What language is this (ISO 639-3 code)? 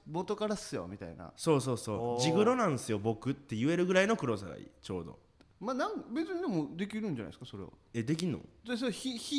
jpn